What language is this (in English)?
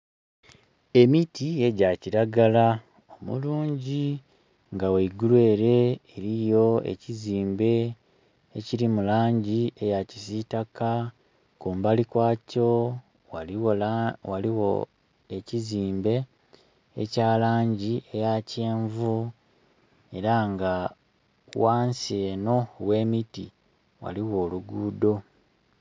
Soga